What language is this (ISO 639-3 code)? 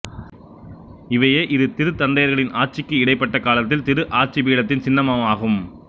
tam